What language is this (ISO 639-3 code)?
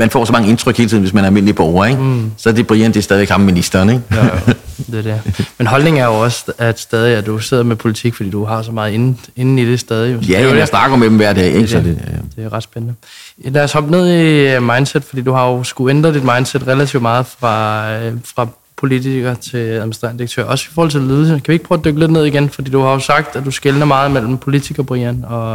dan